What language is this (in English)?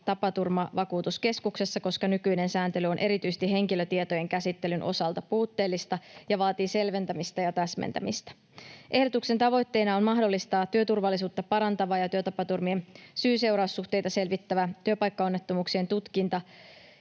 Finnish